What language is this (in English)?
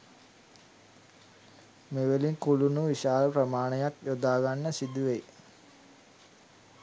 Sinhala